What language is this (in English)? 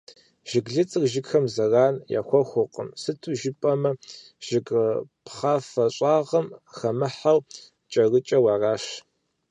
Kabardian